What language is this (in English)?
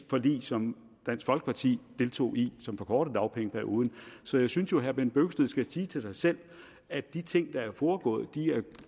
Danish